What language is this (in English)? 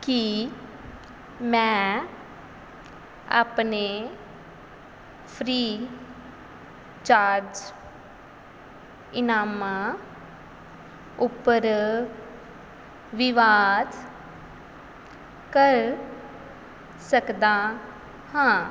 Punjabi